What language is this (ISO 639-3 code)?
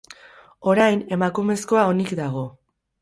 eus